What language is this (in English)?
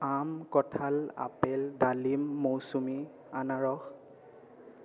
Assamese